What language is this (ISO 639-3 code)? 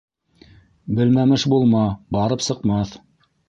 bak